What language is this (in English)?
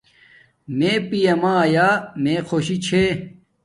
Domaaki